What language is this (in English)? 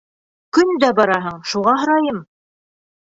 Bashkir